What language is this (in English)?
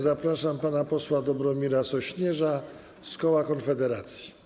Polish